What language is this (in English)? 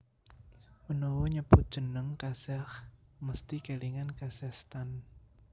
Javanese